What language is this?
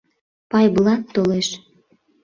Mari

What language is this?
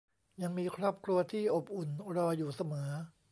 Thai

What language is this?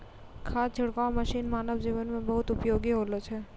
Maithili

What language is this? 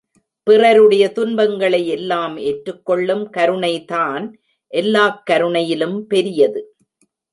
Tamil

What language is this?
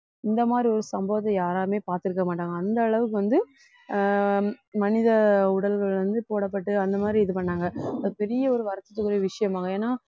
Tamil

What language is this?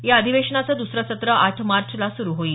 Marathi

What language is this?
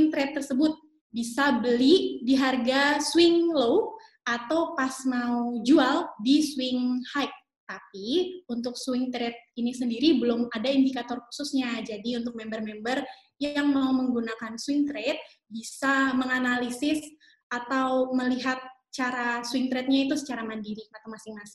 Indonesian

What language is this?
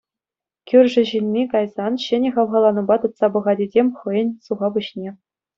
Chuvash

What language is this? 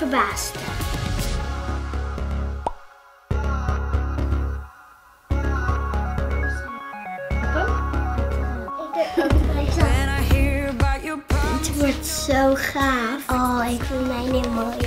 Dutch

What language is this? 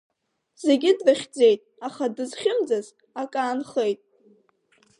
Abkhazian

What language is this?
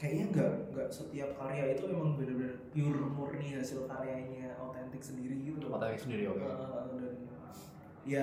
Indonesian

